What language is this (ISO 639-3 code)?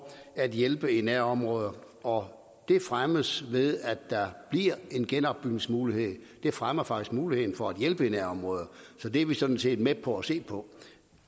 dan